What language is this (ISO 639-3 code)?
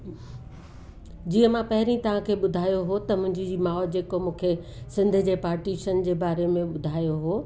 snd